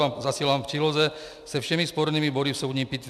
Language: Czech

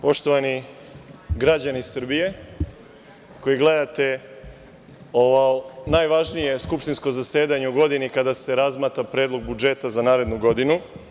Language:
Serbian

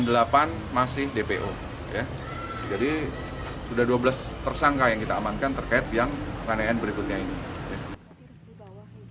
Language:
Indonesian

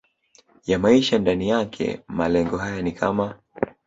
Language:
Swahili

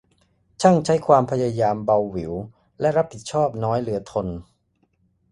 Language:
Thai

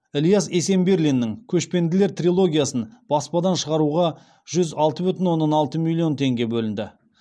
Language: Kazakh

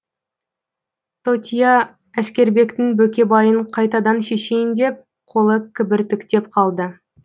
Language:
Kazakh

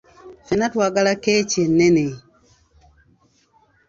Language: Ganda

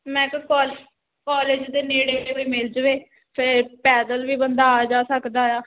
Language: Punjabi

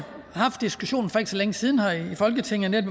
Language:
Danish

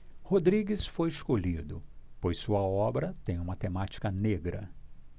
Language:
Portuguese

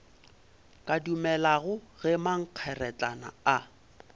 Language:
Northern Sotho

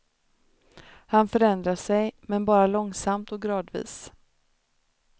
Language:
Swedish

